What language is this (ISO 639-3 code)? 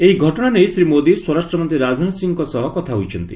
ori